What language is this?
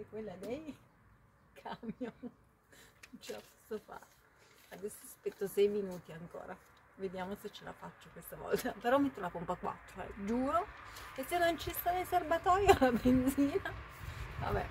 Italian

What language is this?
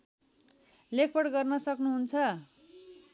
Nepali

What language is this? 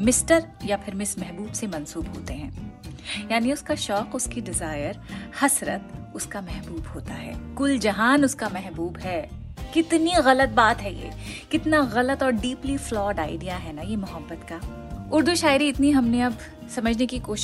Hindi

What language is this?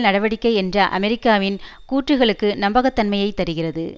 Tamil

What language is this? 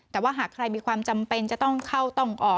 Thai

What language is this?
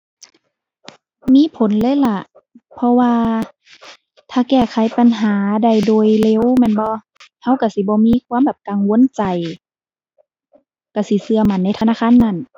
Thai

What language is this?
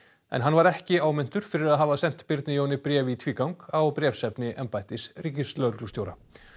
Icelandic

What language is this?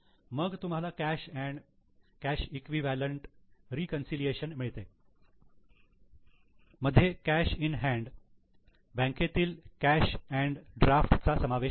Marathi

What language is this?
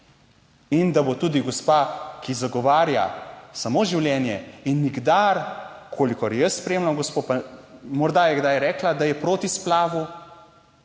Slovenian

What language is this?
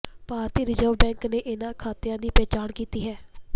Punjabi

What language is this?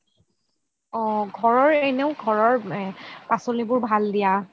Assamese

